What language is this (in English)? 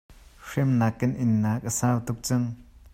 Hakha Chin